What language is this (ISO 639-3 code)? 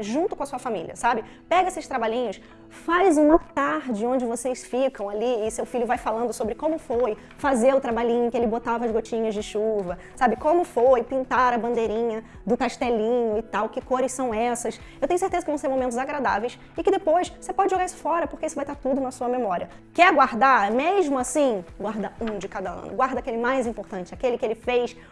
por